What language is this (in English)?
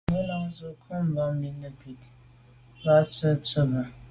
Medumba